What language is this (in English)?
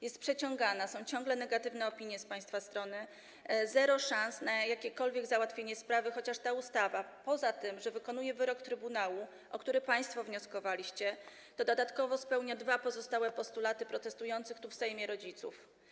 Polish